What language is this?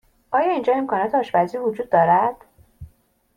Persian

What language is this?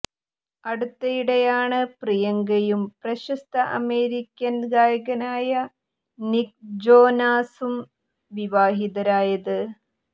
Malayalam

